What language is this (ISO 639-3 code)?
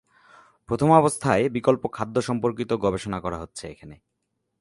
ben